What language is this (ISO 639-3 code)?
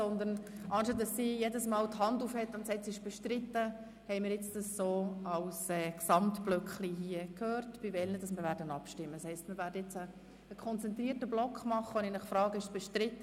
gsw